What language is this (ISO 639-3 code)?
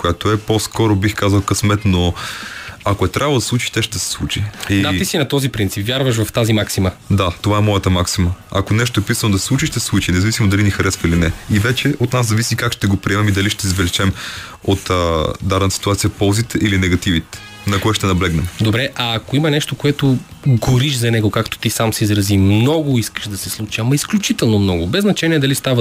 bul